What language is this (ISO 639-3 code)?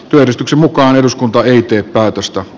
fin